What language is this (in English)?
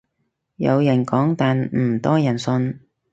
Cantonese